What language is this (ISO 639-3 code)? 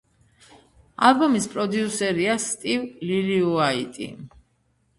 kat